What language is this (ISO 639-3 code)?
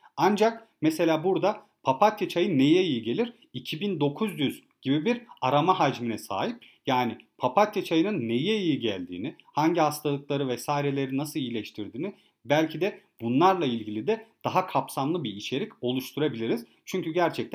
tur